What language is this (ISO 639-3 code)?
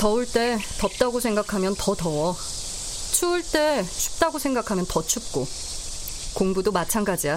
kor